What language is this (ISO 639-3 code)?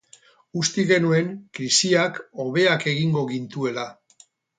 eus